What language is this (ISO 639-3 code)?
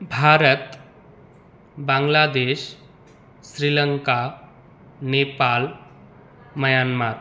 san